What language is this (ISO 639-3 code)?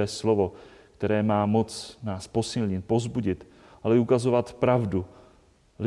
ces